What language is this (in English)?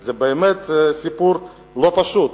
Hebrew